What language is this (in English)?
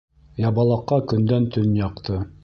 Bashkir